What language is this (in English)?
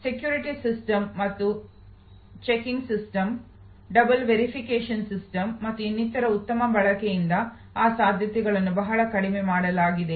Kannada